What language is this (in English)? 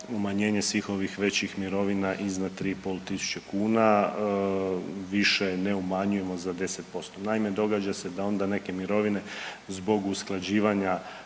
Croatian